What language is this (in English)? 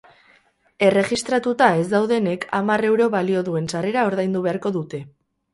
Basque